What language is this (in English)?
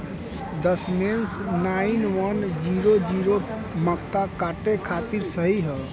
Bhojpuri